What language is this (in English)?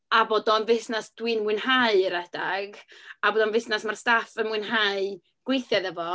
Welsh